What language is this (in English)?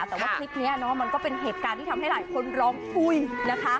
Thai